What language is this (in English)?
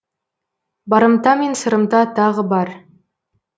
Kazakh